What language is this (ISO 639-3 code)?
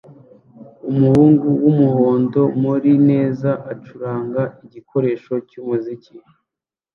kin